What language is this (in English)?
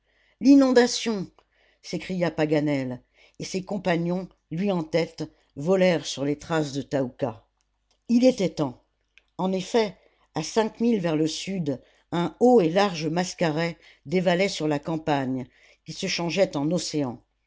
French